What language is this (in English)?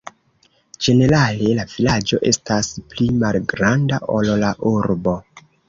Esperanto